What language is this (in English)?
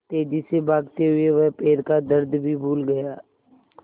Hindi